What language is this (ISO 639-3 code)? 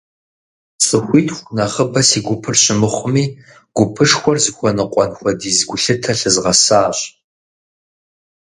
kbd